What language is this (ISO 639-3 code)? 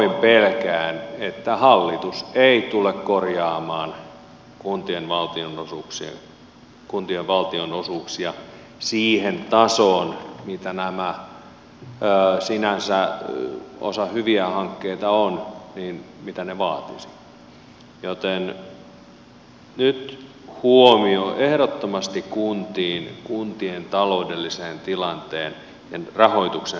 fin